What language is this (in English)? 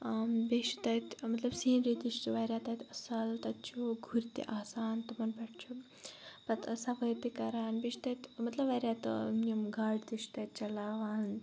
Kashmiri